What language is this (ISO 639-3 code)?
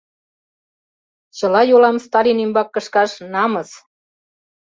chm